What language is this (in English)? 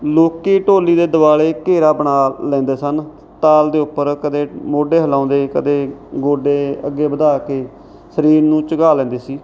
Punjabi